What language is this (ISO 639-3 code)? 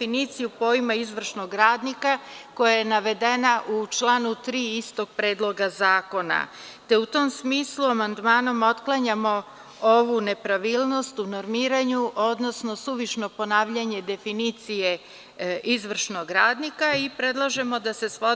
srp